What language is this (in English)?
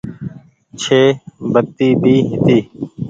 Goaria